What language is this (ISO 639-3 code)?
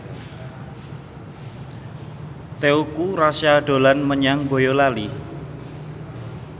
jav